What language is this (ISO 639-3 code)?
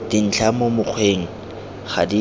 tsn